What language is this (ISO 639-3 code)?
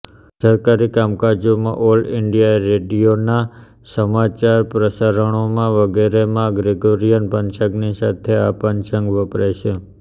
guj